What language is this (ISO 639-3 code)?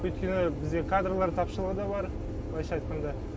kaz